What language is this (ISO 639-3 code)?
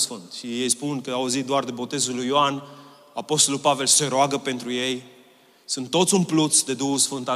ron